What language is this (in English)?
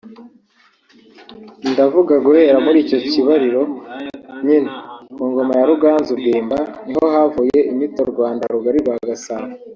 Kinyarwanda